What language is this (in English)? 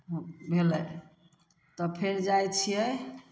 Maithili